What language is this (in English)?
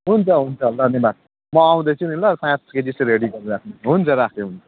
Nepali